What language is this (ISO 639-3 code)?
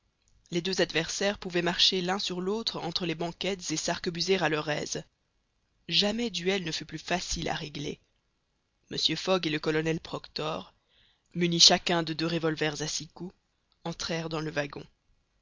fra